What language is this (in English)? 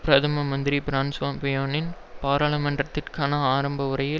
Tamil